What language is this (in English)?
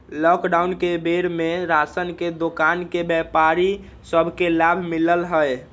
Magahi